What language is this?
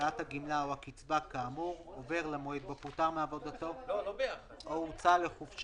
Hebrew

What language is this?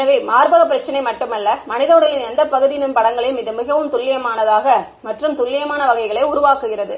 Tamil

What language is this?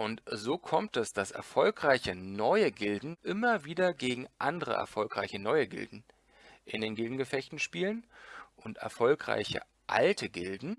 German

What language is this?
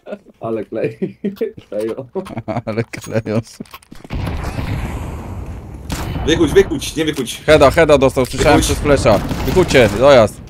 Polish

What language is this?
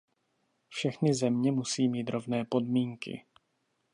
Czech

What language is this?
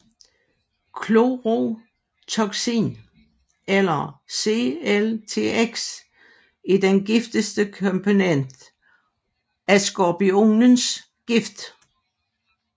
Danish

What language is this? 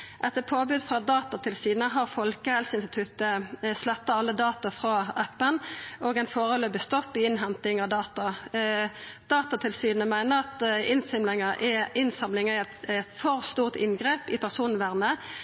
Norwegian Nynorsk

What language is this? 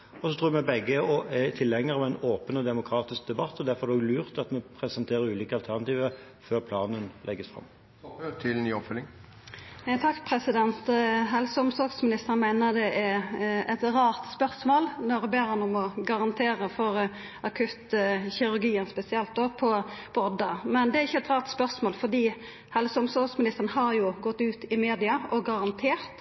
Norwegian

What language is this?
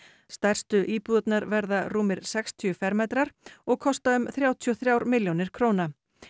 Icelandic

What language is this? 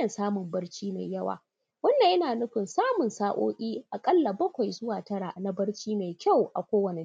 Hausa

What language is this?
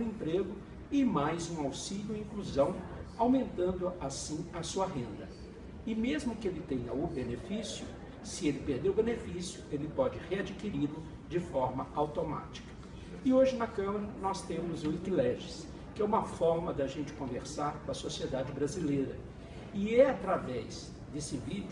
Portuguese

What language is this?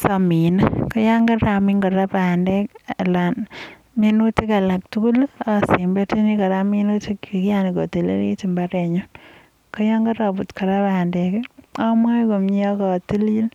Kalenjin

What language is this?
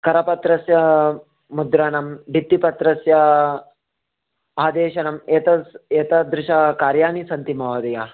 Sanskrit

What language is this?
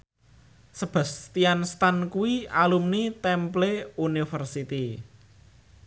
Javanese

